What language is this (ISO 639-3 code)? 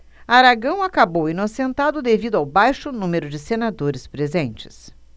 por